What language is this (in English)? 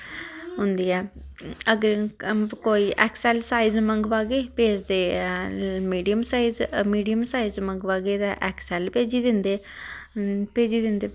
Dogri